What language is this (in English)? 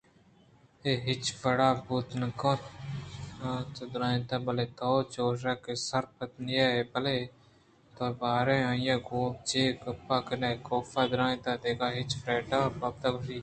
Eastern Balochi